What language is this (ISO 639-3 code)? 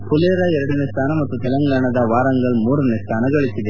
kan